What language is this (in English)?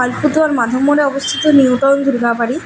Bangla